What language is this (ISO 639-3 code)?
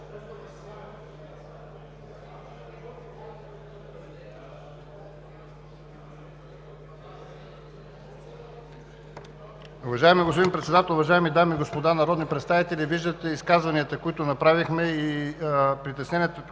bul